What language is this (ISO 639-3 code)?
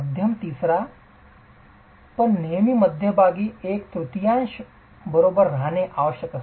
mar